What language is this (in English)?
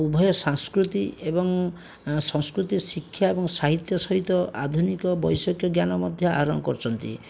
Odia